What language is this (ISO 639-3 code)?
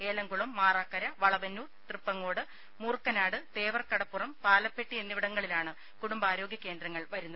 mal